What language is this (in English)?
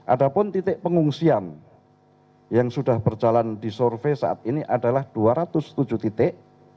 Indonesian